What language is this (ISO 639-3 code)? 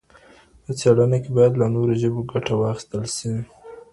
pus